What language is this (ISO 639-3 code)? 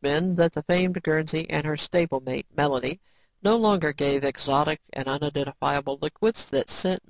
eng